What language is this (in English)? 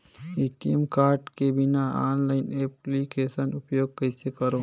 Chhattisgarhi